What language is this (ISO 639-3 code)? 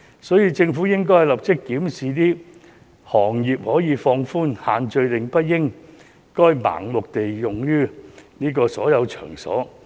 yue